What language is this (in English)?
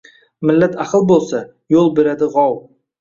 Uzbek